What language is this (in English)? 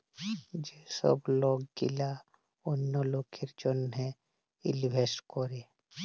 Bangla